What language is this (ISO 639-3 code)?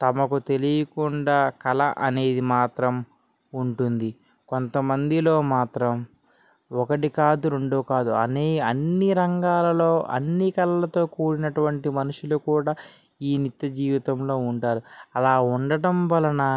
tel